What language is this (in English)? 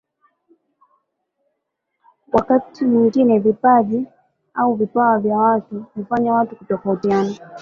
Swahili